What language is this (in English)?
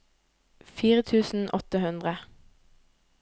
Norwegian